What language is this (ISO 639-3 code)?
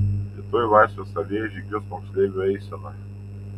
lit